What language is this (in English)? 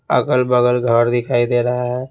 Hindi